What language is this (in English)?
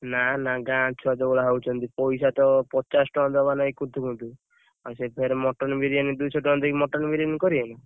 Odia